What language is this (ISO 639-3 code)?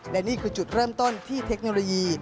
tha